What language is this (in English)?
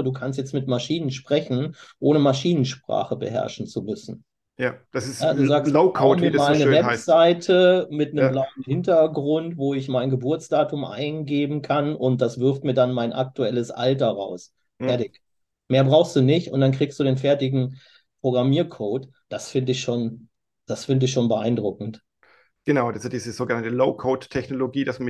German